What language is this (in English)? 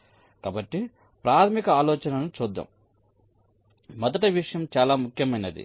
Telugu